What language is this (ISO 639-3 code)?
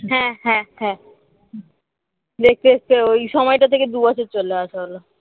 ben